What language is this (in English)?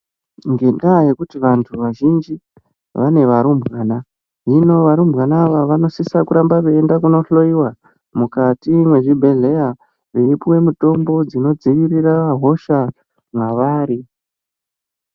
Ndau